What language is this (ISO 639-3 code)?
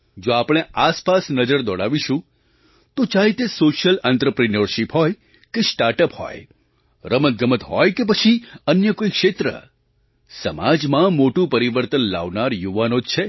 guj